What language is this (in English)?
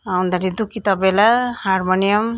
Nepali